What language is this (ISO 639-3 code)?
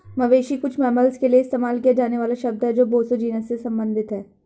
hin